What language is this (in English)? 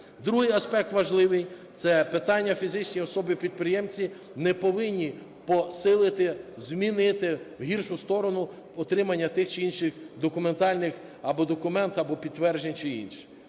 Ukrainian